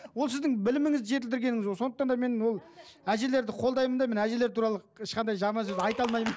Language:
Kazakh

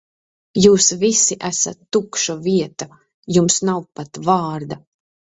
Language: Latvian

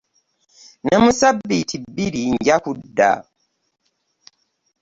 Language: Ganda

